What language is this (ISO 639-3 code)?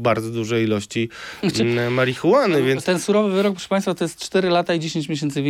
pol